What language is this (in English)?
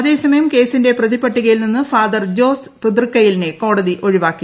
Malayalam